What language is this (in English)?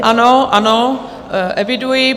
Czech